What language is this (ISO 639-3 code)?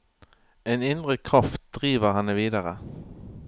nor